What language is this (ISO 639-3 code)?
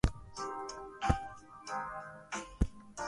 swa